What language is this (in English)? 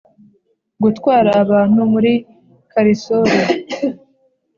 Kinyarwanda